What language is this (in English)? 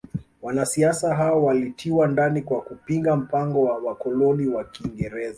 Swahili